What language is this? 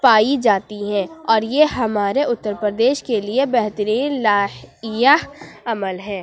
Urdu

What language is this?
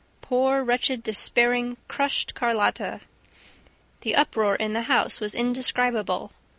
English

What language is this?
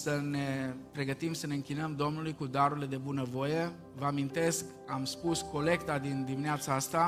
Romanian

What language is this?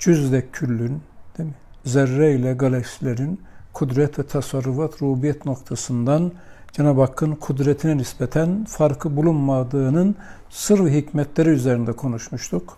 Turkish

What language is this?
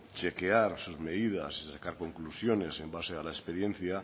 Spanish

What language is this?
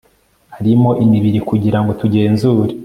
Kinyarwanda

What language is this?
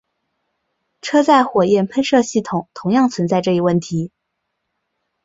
Chinese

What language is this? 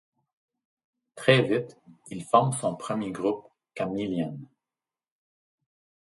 French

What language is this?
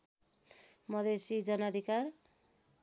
Nepali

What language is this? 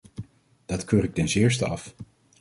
Dutch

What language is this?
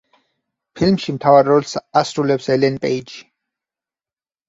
Georgian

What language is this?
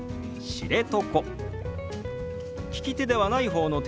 Japanese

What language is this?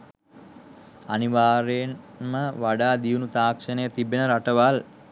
Sinhala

